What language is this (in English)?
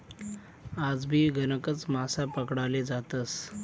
Marathi